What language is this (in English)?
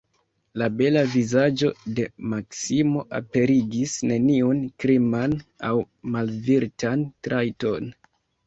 Esperanto